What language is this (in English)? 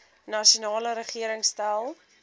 Afrikaans